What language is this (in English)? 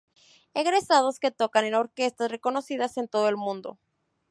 Spanish